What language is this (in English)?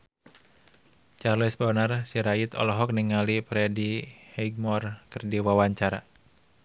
Sundanese